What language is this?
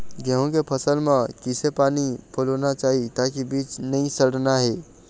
Chhattisgarhi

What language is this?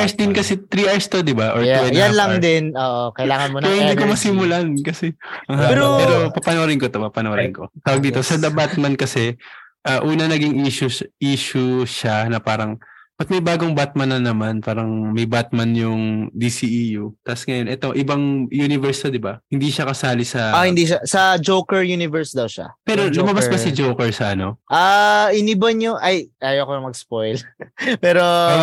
Filipino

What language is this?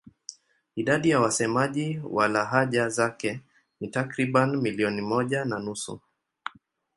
Swahili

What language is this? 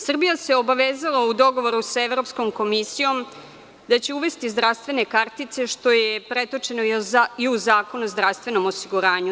Serbian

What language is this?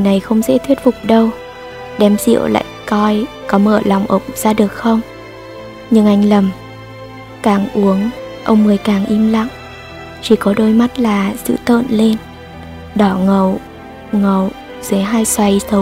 Vietnamese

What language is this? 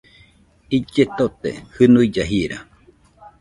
Nüpode Huitoto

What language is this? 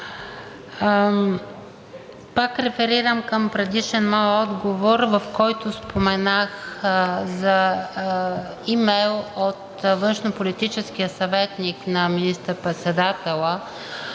Bulgarian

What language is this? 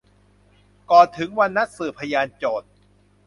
Thai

